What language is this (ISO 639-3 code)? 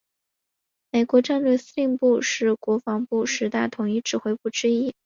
zho